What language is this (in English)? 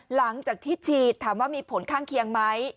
Thai